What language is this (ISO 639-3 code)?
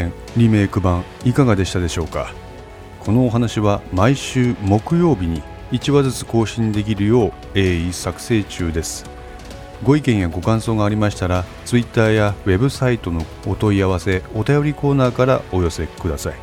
jpn